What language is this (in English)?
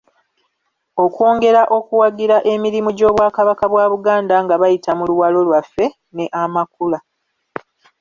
Ganda